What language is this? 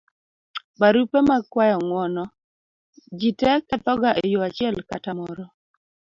Luo (Kenya and Tanzania)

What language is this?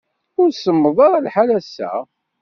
Kabyle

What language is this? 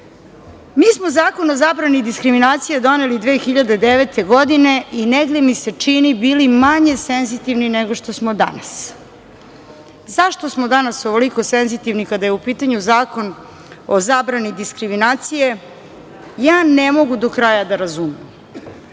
Serbian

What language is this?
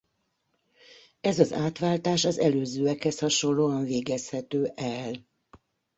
Hungarian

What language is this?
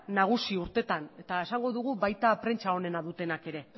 Basque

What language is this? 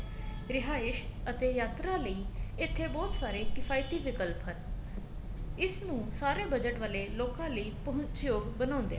Punjabi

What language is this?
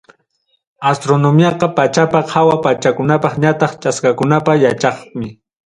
Ayacucho Quechua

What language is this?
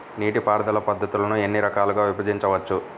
Telugu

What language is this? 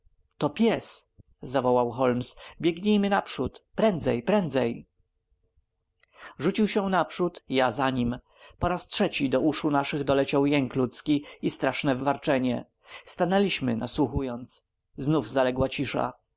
Polish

